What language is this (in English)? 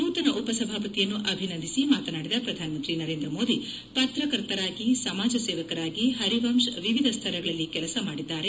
Kannada